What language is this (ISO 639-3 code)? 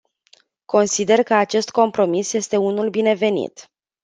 ron